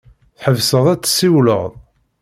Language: Kabyle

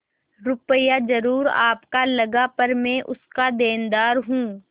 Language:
Hindi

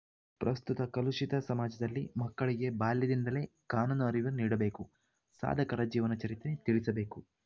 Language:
Kannada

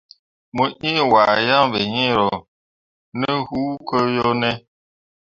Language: Mundang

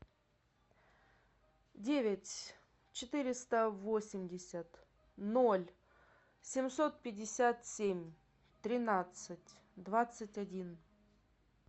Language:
Russian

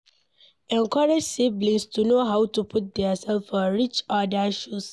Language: Nigerian Pidgin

